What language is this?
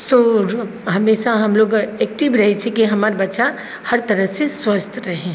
Maithili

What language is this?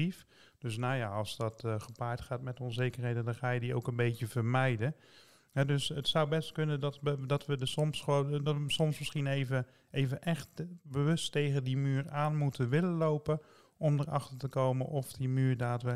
Dutch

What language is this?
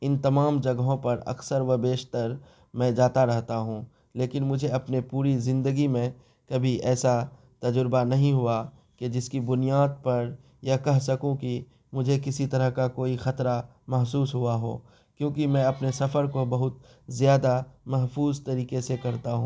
Urdu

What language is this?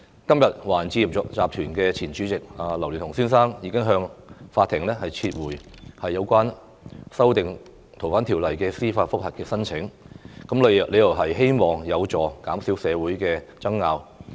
Cantonese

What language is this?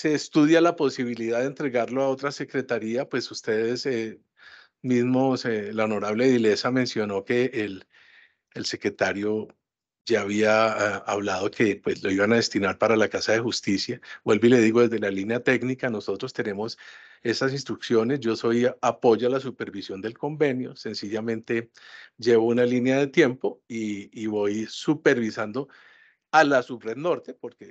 Spanish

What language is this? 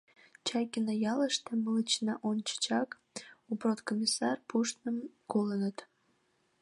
Mari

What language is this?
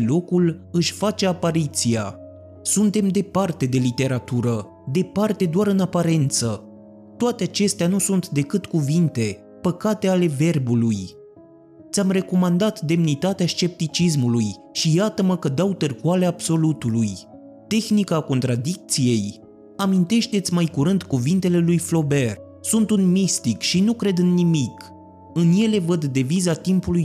Romanian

